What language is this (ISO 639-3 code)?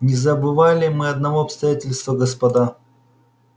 rus